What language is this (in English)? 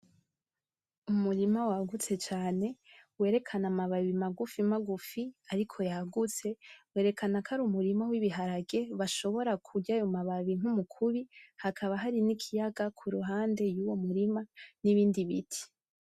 Rundi